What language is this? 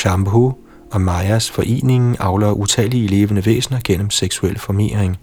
Danish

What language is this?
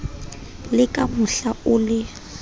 Southern Sotho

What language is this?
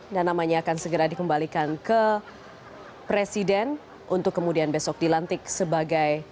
Indonesian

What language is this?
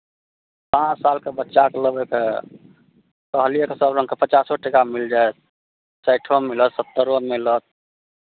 Maithili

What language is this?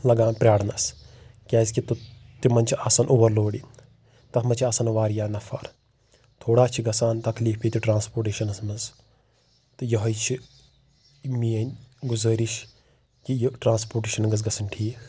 Kashmiri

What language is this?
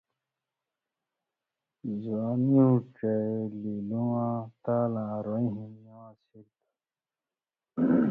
Indus Kohistani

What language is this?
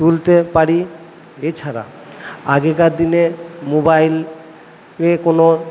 Bangla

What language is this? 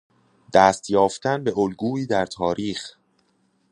Persian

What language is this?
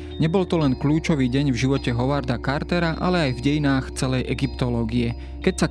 Slovak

